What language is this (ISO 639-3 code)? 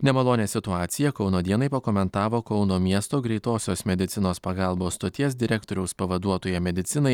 lit